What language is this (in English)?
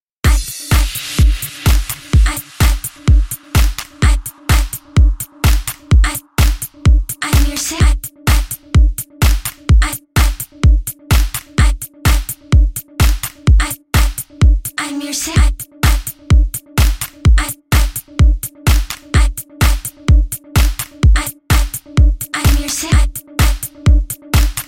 English